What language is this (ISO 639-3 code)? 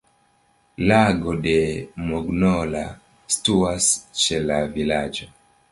epo